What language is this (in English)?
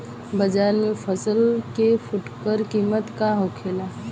Bhojpuri